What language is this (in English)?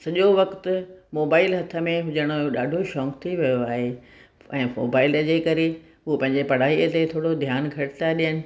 Sindhi